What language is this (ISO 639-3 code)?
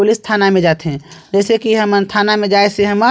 hne